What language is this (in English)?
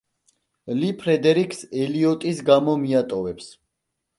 Georgian